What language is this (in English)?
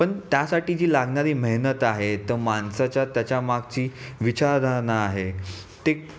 Marathi